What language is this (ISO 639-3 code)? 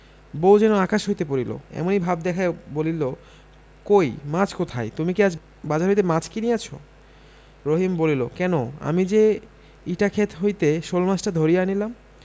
ben